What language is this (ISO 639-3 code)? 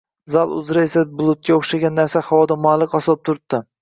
uzb